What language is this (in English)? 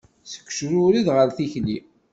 Kabyle